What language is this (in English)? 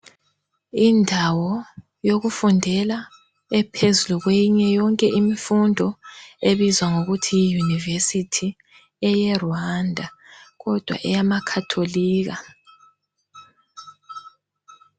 North Ndebele